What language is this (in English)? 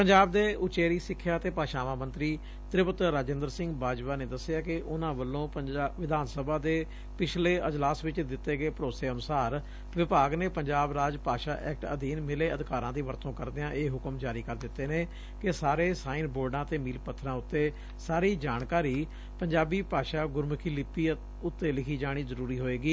Punjabi